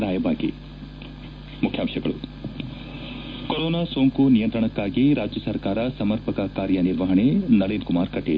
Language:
Kannada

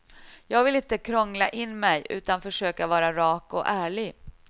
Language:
Swedish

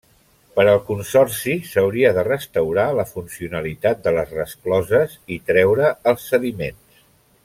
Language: Catalan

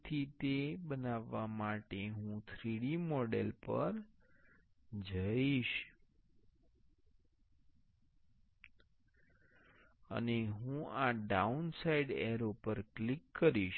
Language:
Gujarati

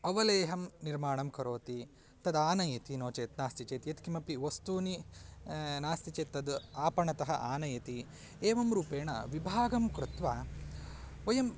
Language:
Sanskrit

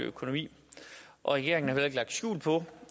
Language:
Danish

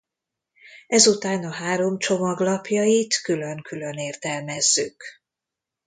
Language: Hungarian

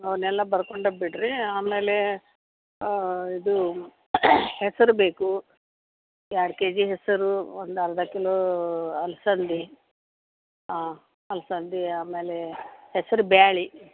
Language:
Kannada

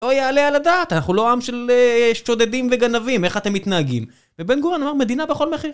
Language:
Hebrew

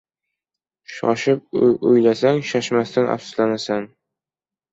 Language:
Uzbek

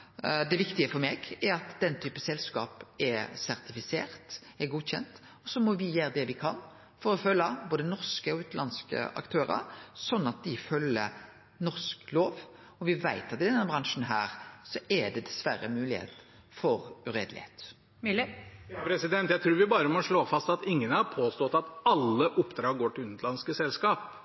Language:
Norwegian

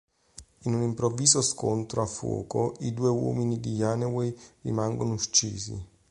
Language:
Italian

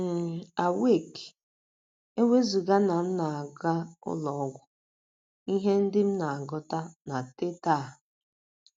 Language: Igbo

